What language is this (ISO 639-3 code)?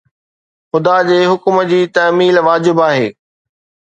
snd